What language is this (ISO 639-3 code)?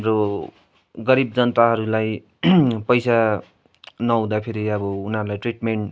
nep